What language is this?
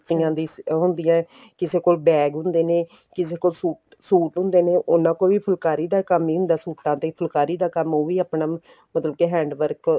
Punjabi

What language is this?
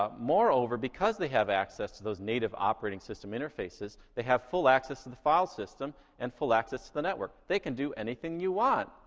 English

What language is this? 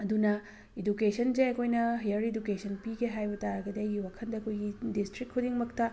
Manipuri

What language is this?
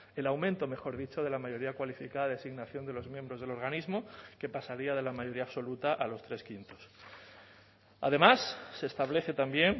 Spanish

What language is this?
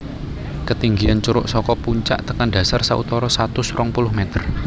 Javanese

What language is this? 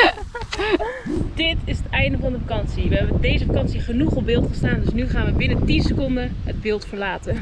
Dutch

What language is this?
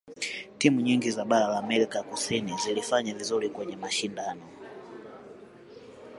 Swahili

